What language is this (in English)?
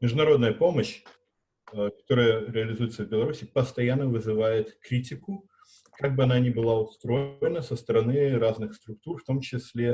Russian